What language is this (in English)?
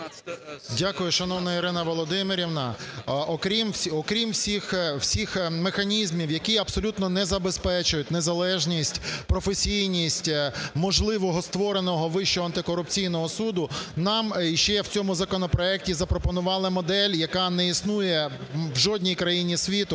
Ukrainian